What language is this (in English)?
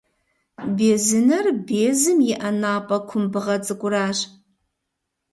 Kabardian